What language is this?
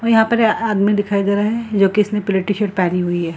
Hindi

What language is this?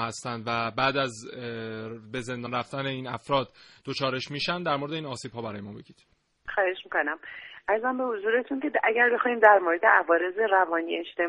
Persian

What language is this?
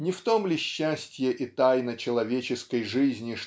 Russian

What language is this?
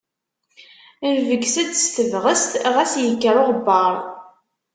Kabyle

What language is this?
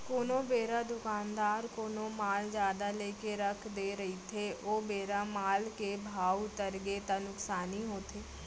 Chhattisgarhi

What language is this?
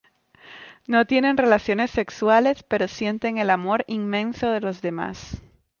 Spanish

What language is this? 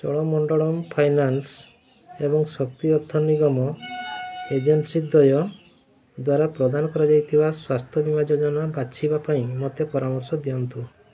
Odia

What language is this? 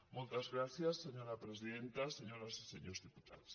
Catalan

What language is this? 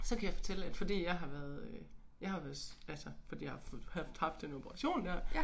Danish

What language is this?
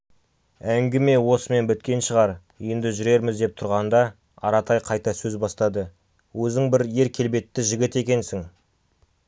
Kazakh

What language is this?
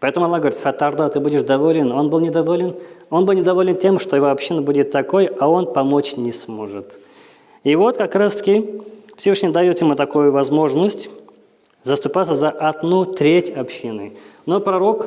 Russian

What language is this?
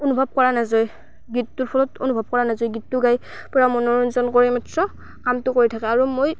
Assamese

